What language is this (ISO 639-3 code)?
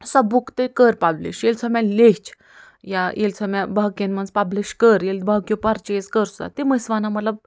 kas